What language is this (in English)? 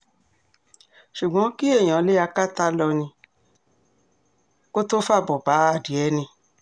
Yoruba